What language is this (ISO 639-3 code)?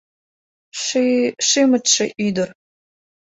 chm